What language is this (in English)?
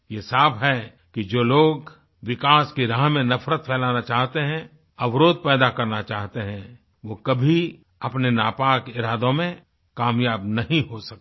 Hindi